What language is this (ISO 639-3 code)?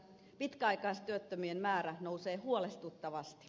fin